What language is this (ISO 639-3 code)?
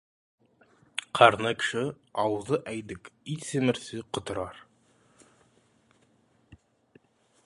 kaz